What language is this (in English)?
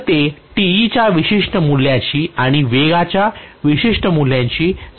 Marathi